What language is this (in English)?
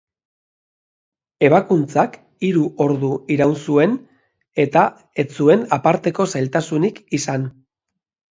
Basque